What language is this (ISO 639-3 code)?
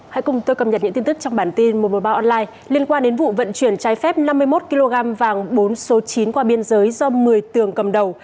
vie